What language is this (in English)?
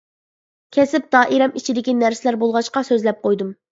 Uyghur